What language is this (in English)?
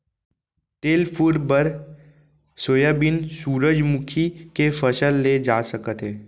Chhattisgarhi